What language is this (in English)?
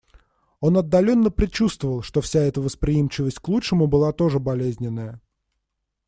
Russian